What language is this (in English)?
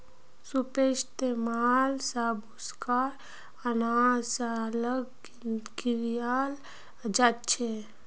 Magahi